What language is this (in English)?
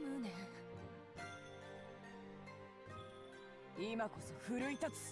Japanese